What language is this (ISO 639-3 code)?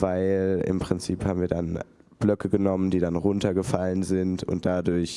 deu